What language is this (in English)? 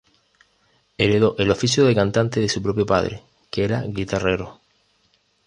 Spanish